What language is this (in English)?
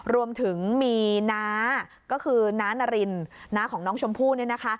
Thai